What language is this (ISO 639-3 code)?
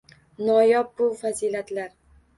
uzb